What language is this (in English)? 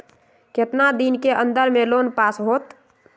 Magahi